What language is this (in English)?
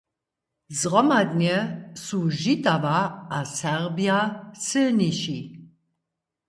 Upper Sorbian